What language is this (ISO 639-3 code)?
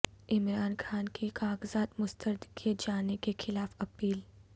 urd